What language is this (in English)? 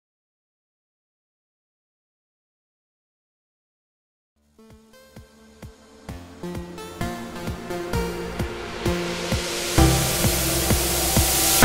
English